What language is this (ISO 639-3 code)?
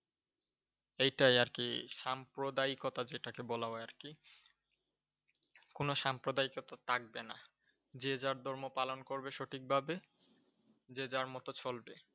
ben